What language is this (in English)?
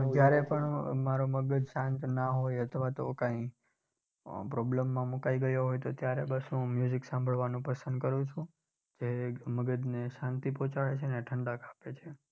Gujarati